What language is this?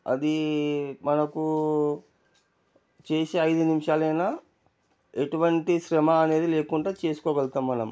Telugu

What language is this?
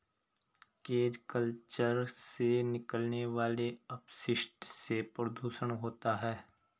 Hindi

